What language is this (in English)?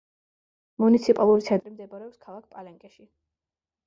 Georgian